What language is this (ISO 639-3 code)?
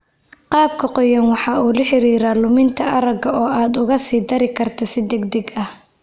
som